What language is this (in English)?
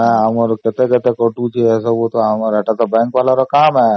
Odia